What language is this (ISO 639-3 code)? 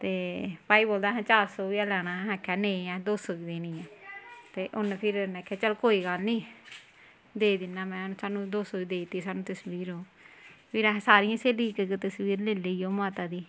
doi